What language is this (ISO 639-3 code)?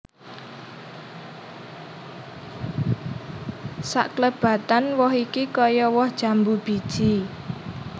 jav